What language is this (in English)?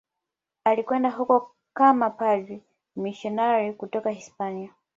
Swahili